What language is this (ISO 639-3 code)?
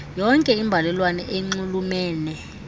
xho